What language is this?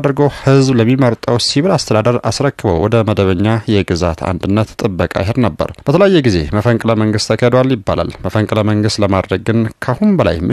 Arabic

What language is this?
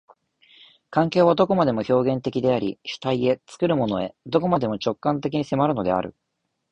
Japanese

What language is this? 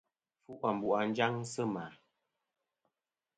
Kom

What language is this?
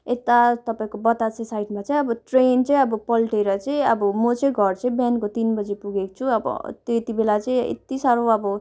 Nepali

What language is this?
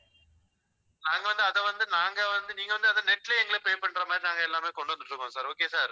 Tamil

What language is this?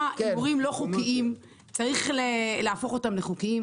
Hebrew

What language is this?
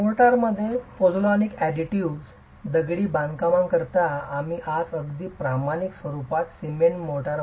Marathi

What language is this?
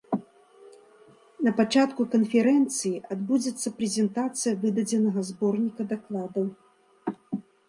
Belarusian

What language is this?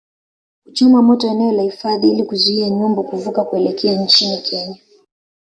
Swahili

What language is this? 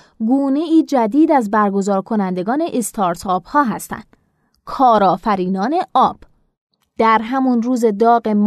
Persian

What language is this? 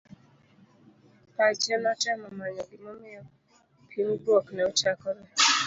Luo (Kenya and Tanzania)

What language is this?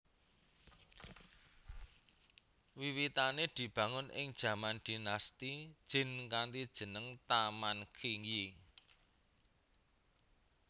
Javanese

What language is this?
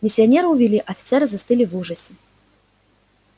Russian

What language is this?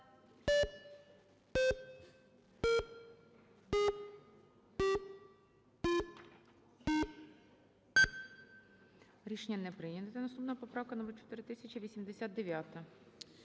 Ukrainian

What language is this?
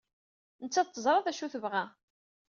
Kabyle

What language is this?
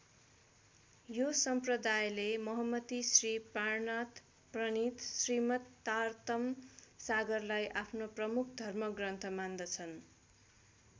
Nepali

